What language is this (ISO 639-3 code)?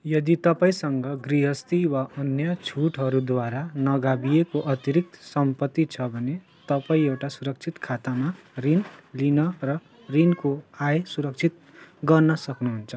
nep